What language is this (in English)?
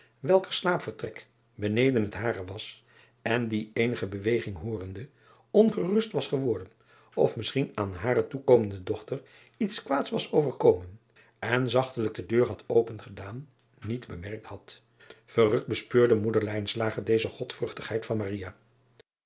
Dutch